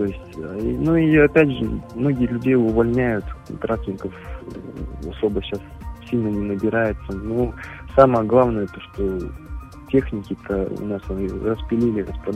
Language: Russian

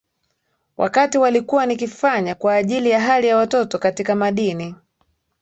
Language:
Swahili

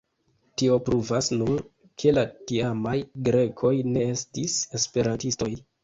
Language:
Esperanto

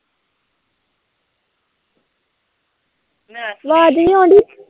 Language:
Punjabi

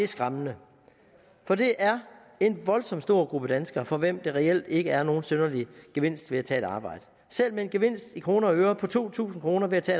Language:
Danish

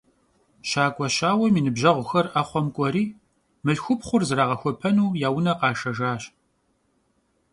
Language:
Kabardian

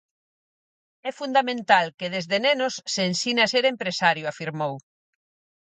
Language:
Galician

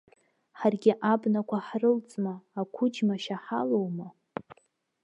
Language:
Abkhazian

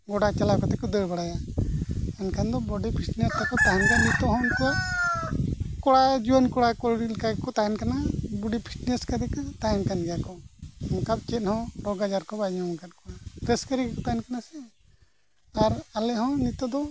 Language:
Santali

